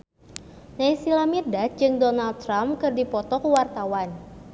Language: Sundanese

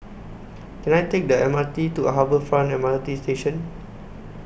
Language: English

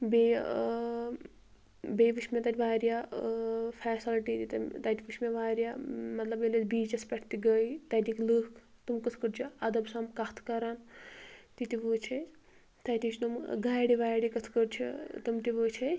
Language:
Kashmiri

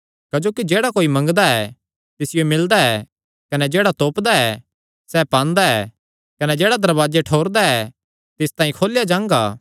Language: Kangri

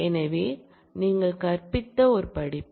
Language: Tamil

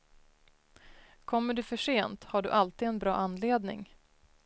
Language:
Swedish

